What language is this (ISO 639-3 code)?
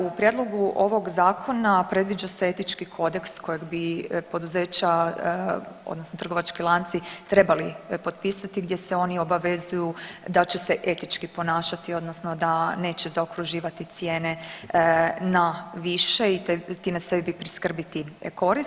hrv